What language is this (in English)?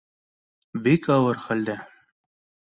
Bashkir